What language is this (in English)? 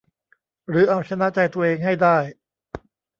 Thai